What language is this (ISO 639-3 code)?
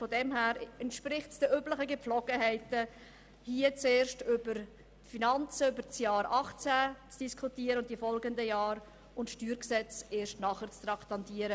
gsw